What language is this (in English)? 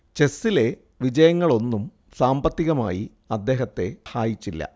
Malayalam